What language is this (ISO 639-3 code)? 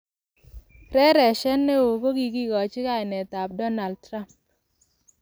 kln